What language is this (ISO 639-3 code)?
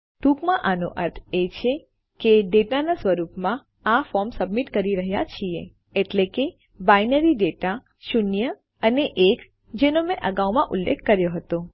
guj